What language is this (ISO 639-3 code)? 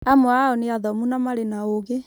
kik